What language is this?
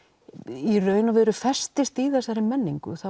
Icelandic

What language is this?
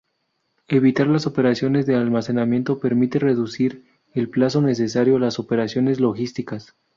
Spanish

